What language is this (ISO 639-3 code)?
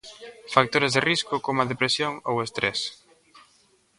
glg